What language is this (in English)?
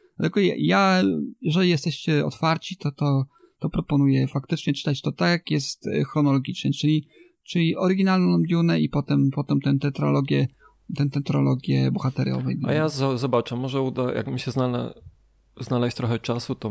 Polish